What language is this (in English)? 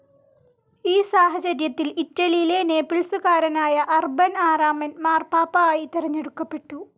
Malayalam